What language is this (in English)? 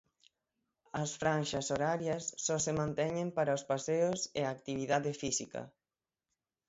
Galician